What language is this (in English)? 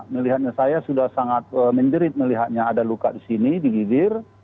Indonesian